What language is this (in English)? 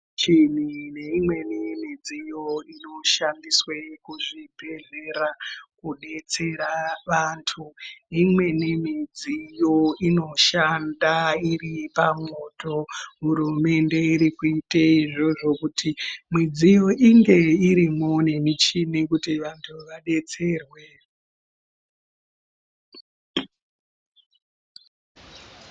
Ndau